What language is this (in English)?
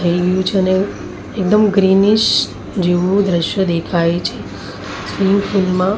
Gujarati